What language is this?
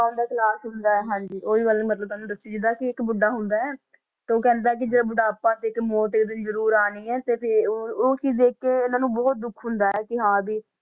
Punjabi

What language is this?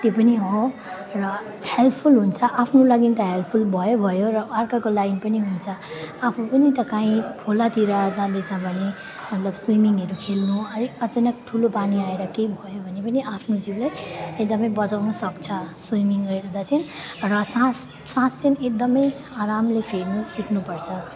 Nepali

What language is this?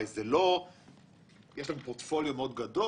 Hebrew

